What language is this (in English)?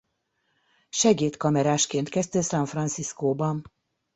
Hungarian